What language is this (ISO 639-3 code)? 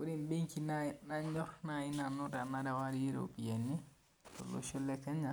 mas